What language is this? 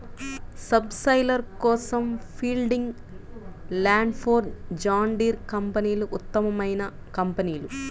Telugu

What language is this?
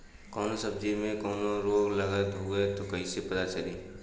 Bhojpuri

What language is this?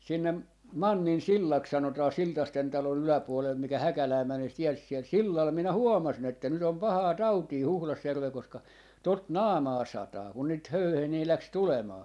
Finnish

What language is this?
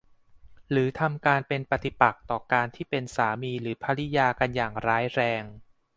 Thai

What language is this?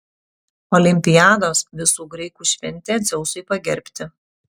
Lithuanian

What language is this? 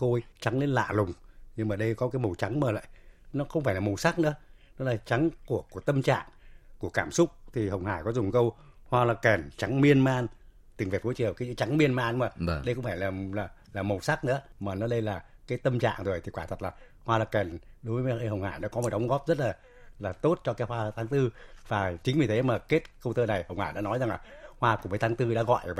Vietnamese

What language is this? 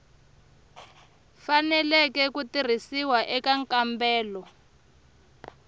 Tsonga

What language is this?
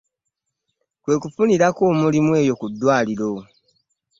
Ganda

